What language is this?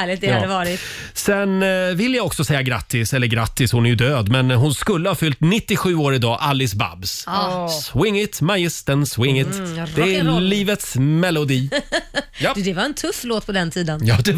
Swedish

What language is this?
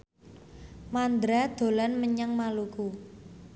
Javanese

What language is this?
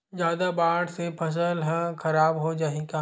Chhattisgarhi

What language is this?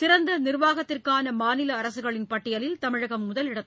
Tamil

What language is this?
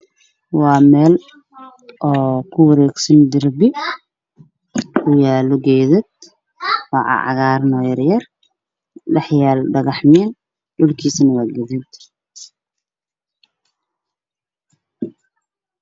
Somali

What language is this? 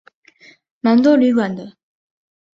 Chinese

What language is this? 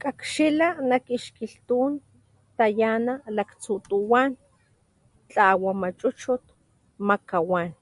Papantla Totonac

